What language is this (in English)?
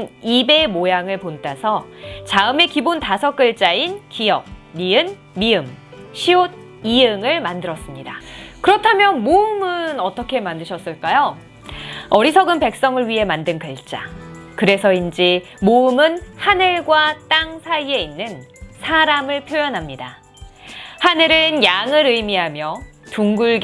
Korean